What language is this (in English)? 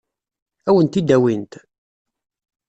Kabyle